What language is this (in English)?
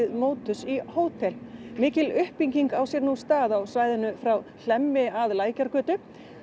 Icelandic